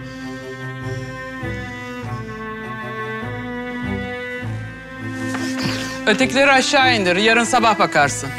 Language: Turkish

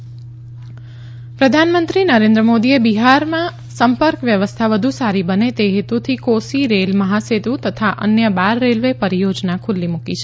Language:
Gujarati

